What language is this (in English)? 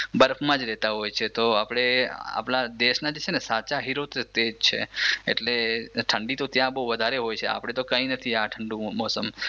Gujarati